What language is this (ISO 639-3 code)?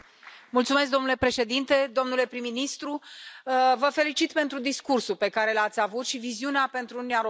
ron